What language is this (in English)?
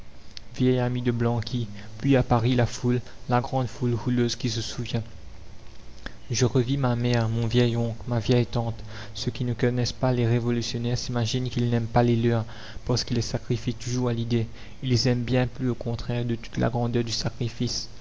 French